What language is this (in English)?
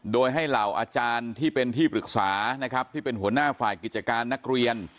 Thai